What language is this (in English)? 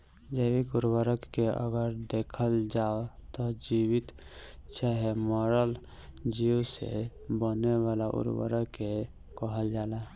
Bhojpuri